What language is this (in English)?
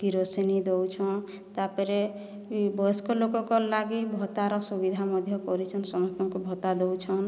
Odia